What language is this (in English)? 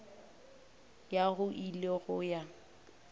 Northern Sotho